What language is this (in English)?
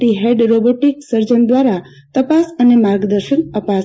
Gujarati